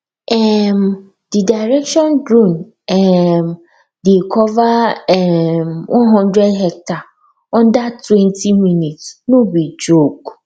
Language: Nigerian Pidgin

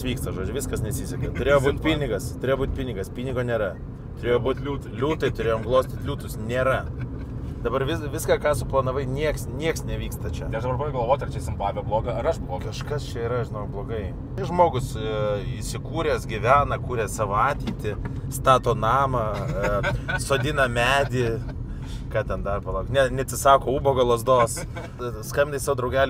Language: Lithuanian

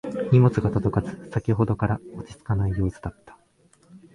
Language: Japanese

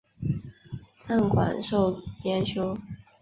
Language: Chinese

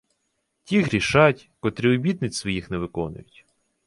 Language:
Ukrainian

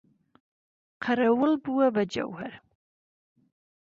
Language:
Central Kurdish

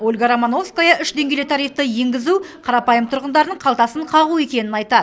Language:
Kazakh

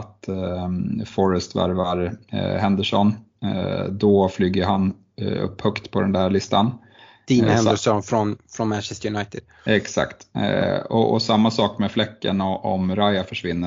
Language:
Swedish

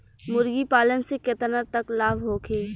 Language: Bhojpuri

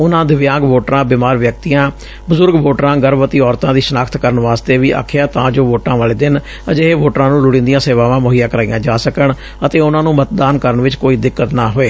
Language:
Punjabi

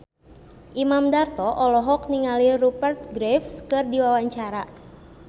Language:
Sundanese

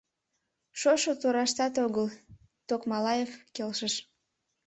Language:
Mari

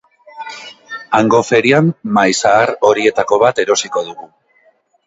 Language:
Basque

